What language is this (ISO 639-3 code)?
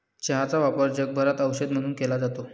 mar